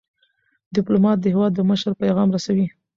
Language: Pashto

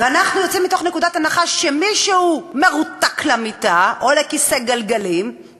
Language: Hebrew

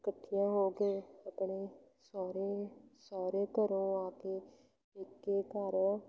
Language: Punjabi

